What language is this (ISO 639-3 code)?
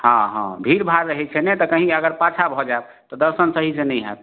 mai